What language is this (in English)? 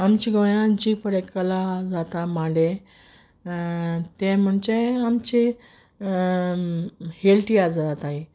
Konkani